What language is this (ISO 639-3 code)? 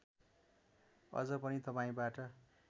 nep